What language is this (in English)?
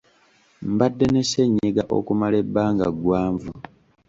Ganda